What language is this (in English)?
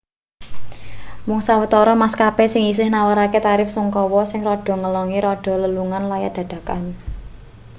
Javanese